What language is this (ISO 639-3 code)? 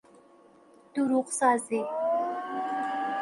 fas